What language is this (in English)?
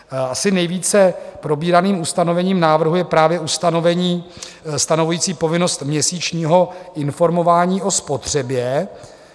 Czech